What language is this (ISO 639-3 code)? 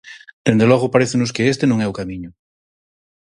glg